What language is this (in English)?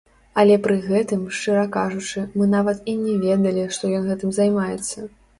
Belarusian